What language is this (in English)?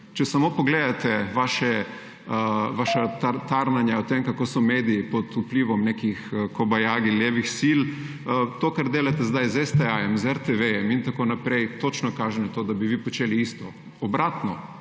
Slovenian